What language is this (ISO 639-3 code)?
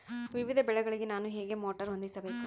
kan